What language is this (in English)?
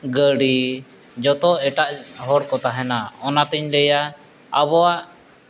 Santali